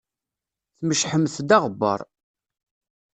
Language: Kabyle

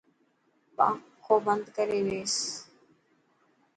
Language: Dhatki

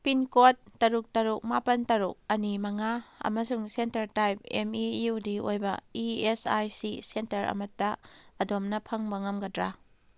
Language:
Manipuri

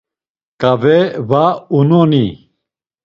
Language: Laz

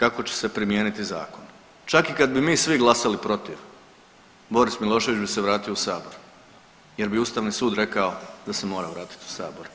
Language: Croatian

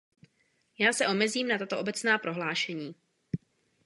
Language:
Czech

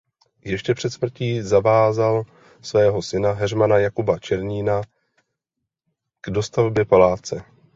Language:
Czech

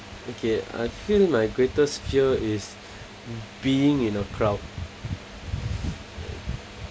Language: English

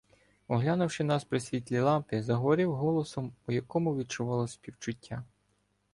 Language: Ukrainian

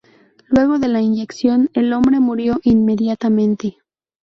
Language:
Spanish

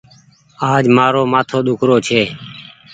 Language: Goaria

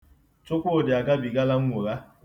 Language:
Igbo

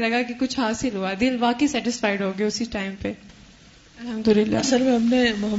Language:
Urdu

